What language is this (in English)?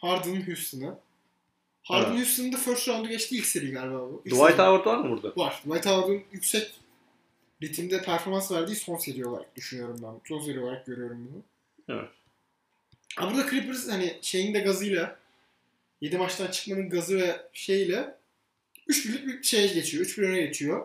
Turkish